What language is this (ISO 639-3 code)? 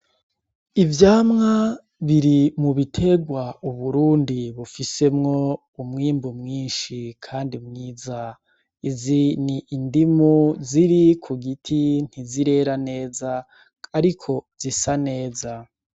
run